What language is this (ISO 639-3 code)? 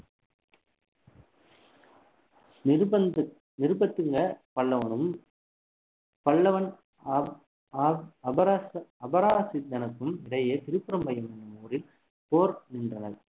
tam